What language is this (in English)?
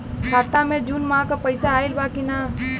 Bhojpuri